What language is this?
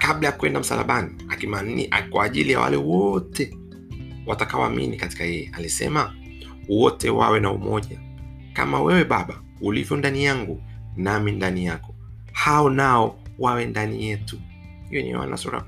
Swahili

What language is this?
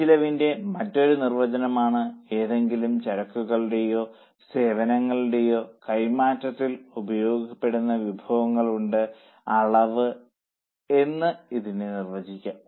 Malayalam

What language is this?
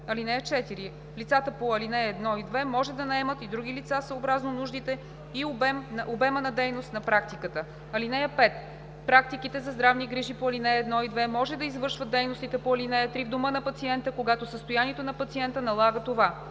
Bulgarian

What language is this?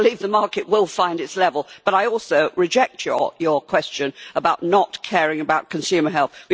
English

